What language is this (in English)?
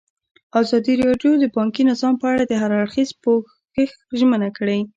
Pashto